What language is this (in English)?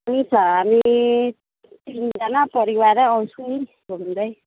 Nepali